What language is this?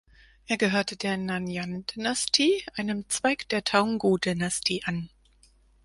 German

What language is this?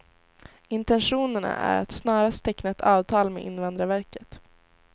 Swedish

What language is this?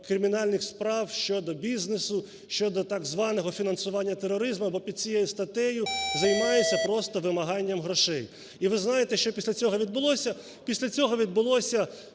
Ukrainian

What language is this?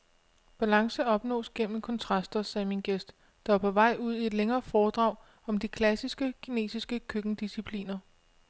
Danish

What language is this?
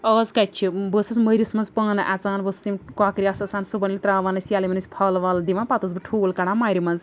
Kashmiri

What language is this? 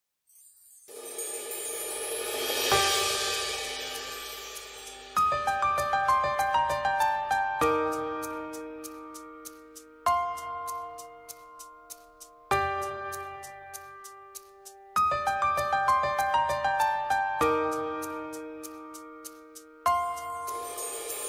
Indonesian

